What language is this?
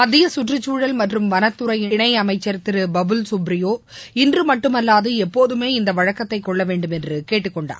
Tamil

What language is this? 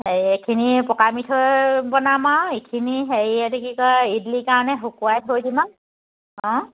Assamese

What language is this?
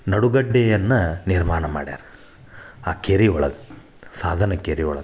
Kannada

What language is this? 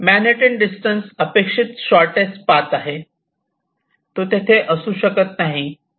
Marathi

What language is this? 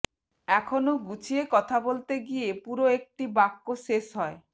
Bangla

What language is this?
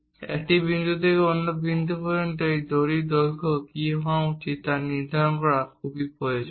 Bangla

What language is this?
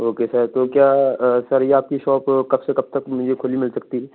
Urdu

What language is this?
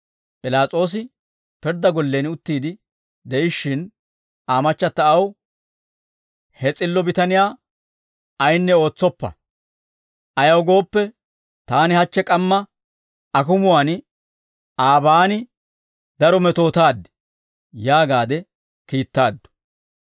Dawro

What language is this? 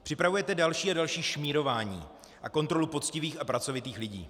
Czech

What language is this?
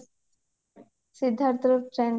Odia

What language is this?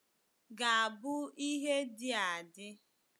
Igbo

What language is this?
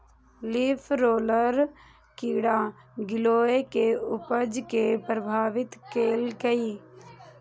Maithili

